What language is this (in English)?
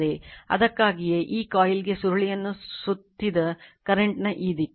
Kannada